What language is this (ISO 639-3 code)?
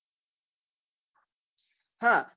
guj